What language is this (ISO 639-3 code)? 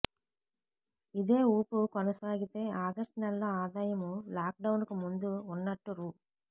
tel